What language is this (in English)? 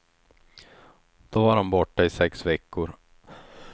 Swedish